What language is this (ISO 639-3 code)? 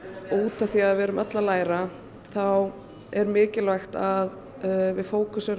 isl